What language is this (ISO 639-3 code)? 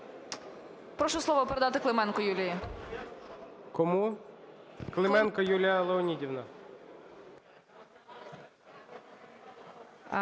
ukr